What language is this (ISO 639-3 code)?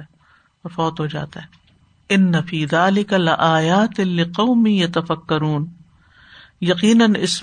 urd